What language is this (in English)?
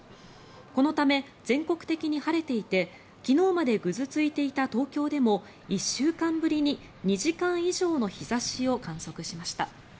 Japanese